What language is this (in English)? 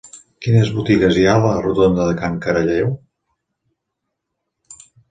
Catalan